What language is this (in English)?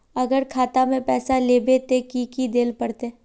Magahi